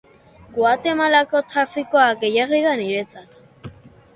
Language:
Basque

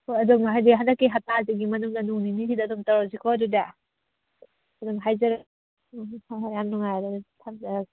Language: Manipuri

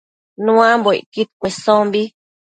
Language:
Matsés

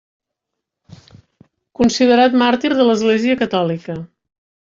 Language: Catalan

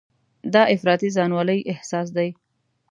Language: Pashto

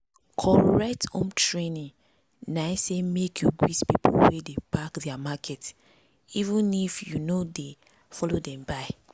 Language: Nigerian Pidgin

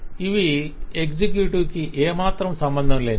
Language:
Telugu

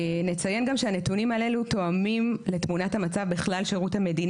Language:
Hebrew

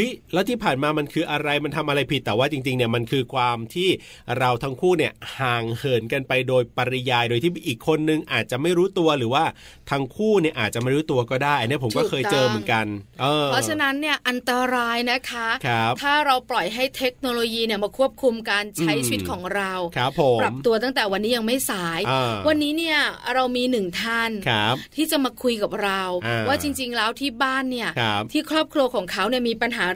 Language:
Thai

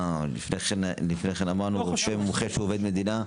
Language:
Hebrew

